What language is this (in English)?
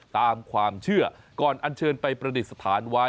Thai